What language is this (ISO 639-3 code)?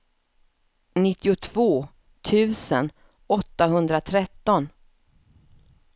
swe